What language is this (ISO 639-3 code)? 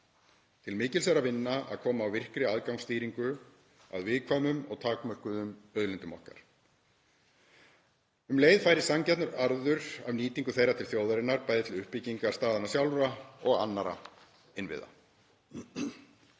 isl